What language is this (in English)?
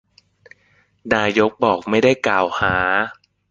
Thai